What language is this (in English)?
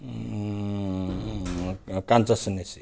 Nepali